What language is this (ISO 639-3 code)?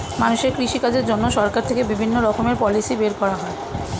ben